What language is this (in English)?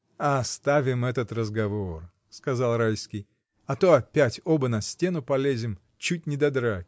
Russian